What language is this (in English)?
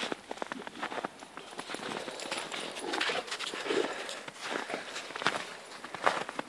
Czech